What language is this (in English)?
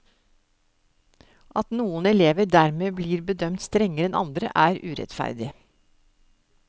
Norwegian